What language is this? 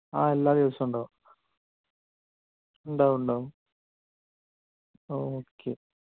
Malayalam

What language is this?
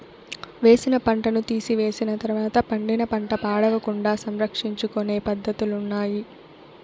Telugu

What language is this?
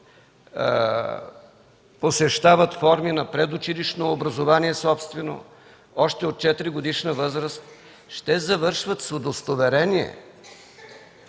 Bulgarian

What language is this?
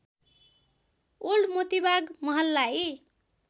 Nepali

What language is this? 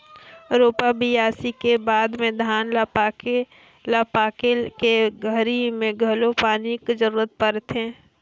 Chhattisgarhi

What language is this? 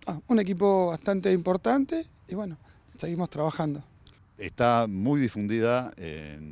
Spanish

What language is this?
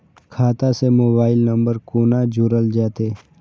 Maithili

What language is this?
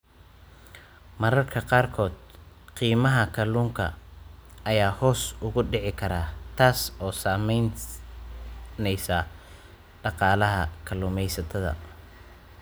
Somali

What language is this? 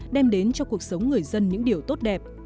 Vietnamese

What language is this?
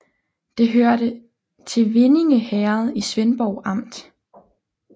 Danish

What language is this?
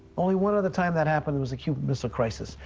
English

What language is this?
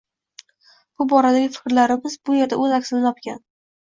Uzbek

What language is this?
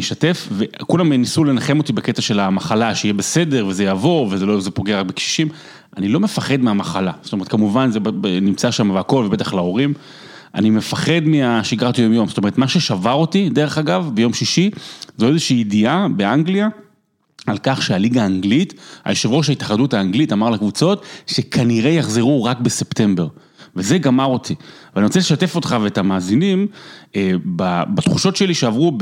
Hebrew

